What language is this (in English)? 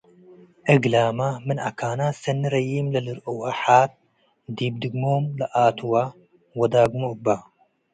Tigre